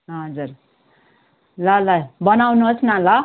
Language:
Nepali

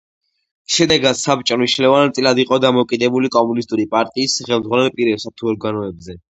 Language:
Georgian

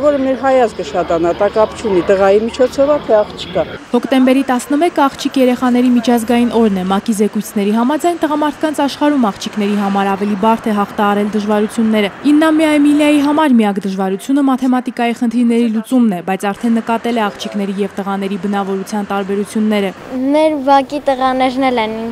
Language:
Romanian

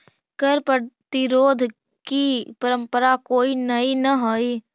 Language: Magahi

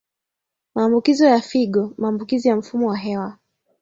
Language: Swahili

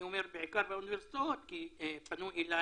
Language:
Hebrew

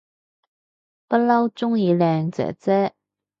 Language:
Cantonese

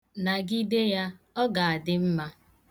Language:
Igbo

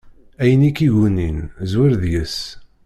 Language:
Kabyle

